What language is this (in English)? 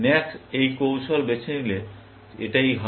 Bangla